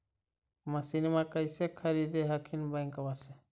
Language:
Magahi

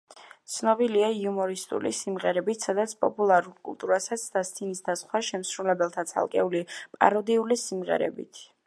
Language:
Georgian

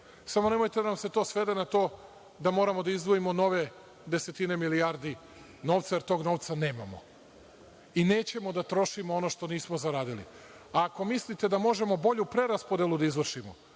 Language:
Serbian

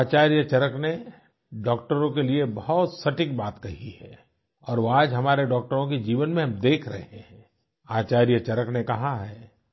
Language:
Hindi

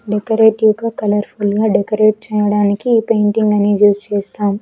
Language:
Telugu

